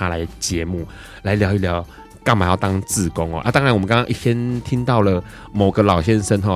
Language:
Chinese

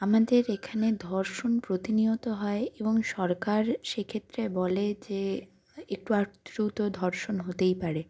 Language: Bangla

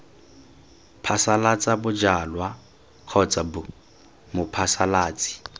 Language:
Tswana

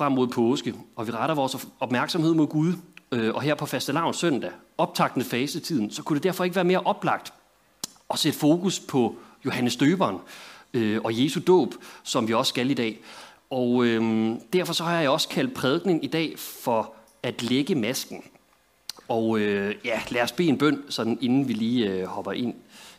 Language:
Danish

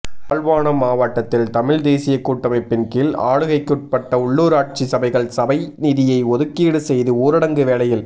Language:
Tamil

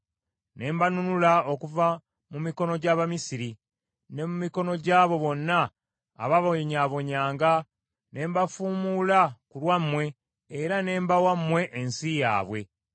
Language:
Ganda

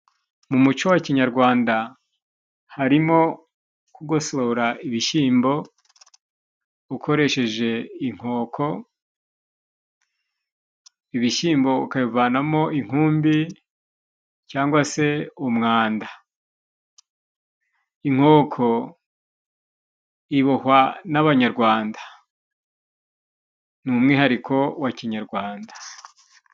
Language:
Kinyarwanda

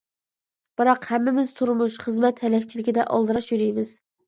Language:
Uyghur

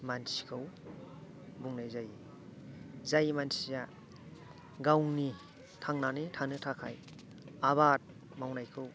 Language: Bodo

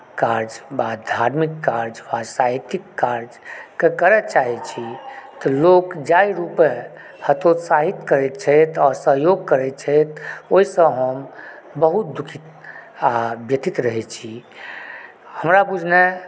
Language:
Maithili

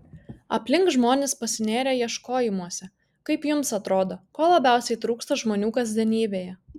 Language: Lithuanian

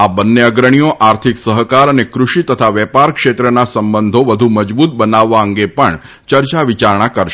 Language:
Gujarati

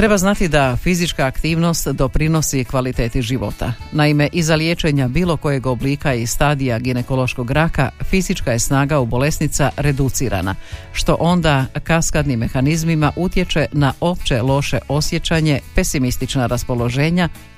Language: Croatian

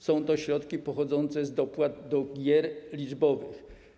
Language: Polish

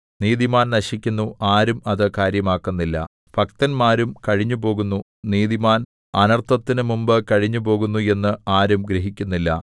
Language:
Malayalam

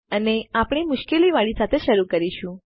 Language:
Gujarati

